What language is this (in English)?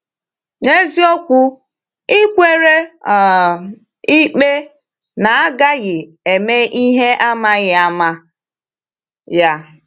Igbo